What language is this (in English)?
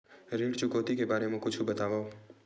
Chhattisgarhi